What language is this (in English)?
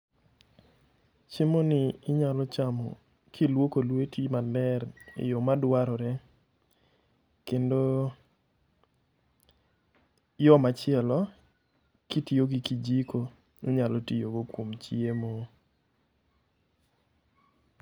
Luo (Kenya and Tanzania)